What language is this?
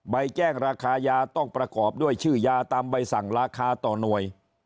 Thai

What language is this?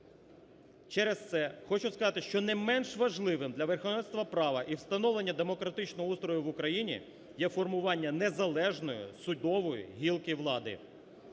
Ukrainian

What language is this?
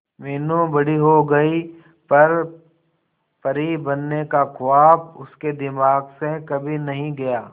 Hindi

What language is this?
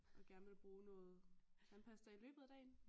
Danish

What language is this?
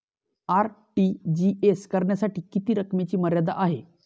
Marathi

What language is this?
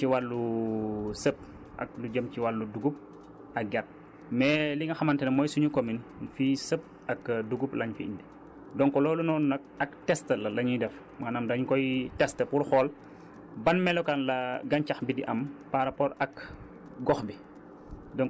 Wolof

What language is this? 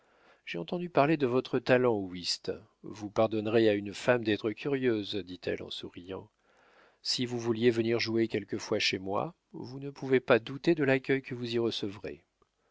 French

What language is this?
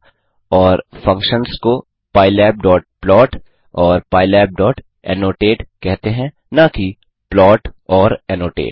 Hindi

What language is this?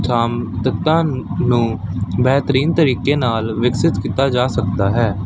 Punjabi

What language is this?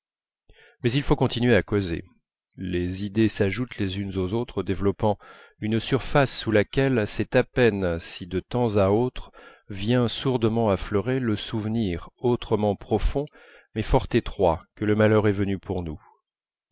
French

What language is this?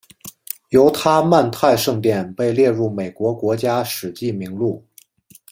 Chinese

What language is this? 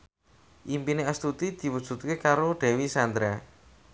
Javanese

